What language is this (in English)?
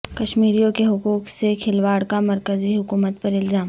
Urdu